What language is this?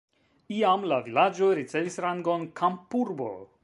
Esperanto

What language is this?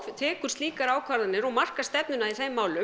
Icelandic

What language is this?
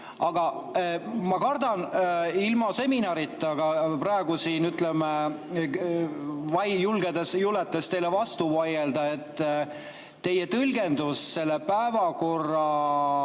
Estonian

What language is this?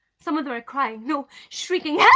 English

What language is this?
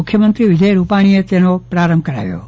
Gujarati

